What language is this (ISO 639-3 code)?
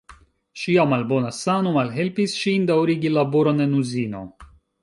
epo